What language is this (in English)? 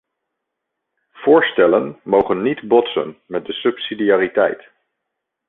Dutch